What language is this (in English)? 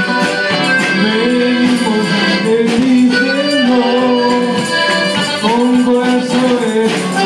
Greek